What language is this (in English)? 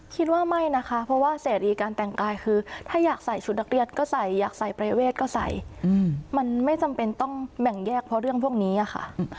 Thai